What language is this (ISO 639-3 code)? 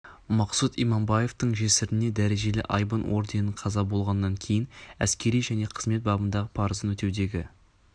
kaz